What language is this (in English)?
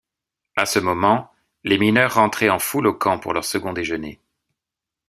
French